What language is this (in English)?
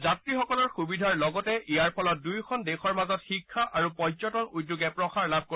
Assamese